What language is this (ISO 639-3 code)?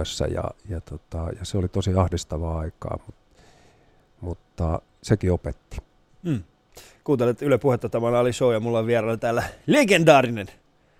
fin